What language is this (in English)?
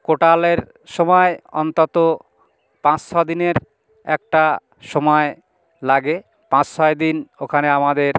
Bangla